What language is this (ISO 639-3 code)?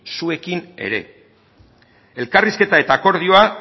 eus